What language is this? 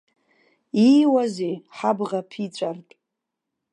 Abkhazian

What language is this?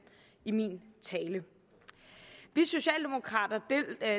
Danish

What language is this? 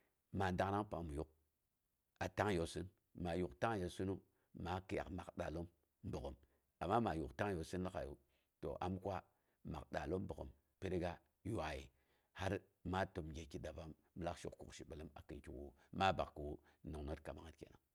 Boghom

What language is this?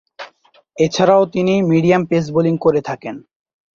Bangla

